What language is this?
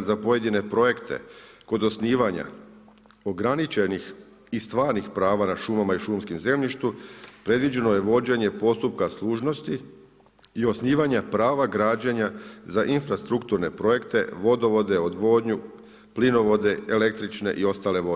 Croatian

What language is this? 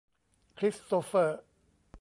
Thai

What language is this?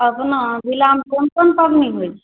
Maithili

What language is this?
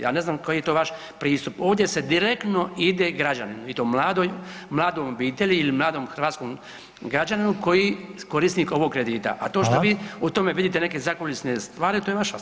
Croatian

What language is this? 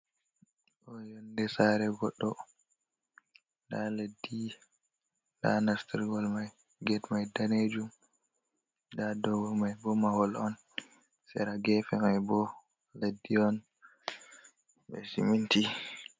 Fula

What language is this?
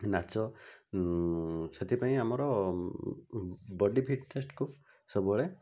Odia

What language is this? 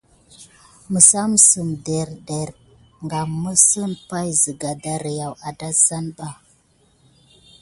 Gidar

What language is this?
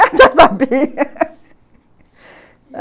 Portuguese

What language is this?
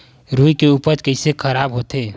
Chhattisgarhi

